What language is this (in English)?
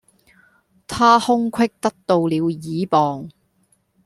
Cantonese